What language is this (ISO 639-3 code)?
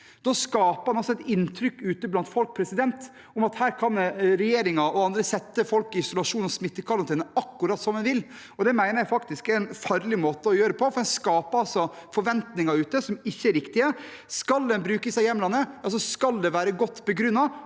nor